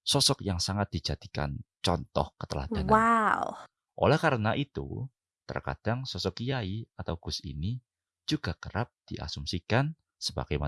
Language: Indonesian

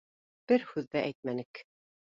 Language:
Bashkir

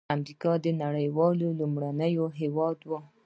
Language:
Pashto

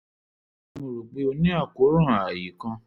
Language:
Yoruba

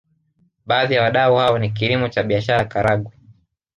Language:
Swahili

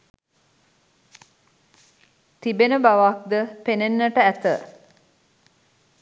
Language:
Sinhala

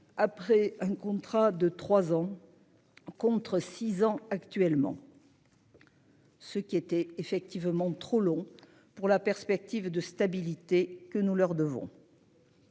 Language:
French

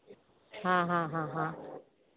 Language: Konkani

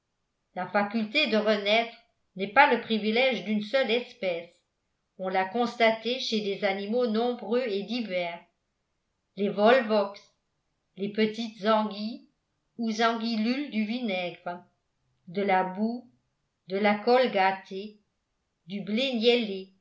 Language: French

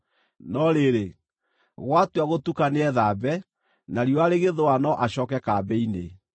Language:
Kikuyu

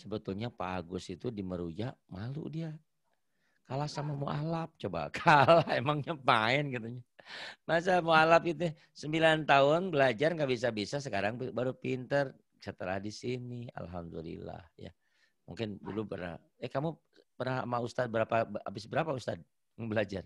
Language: Indonesian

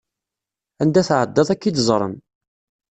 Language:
Kabyle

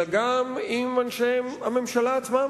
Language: Hebrew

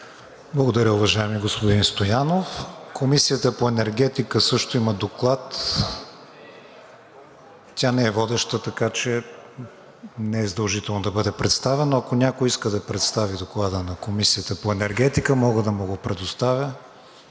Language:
Bulgarian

